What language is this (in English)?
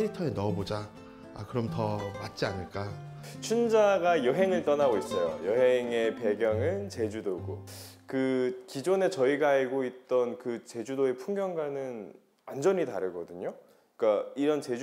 Korean